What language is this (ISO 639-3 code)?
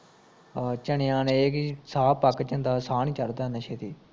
pan